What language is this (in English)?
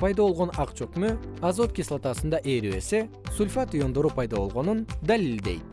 Kyrgyz